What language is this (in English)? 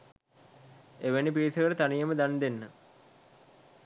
Sinhala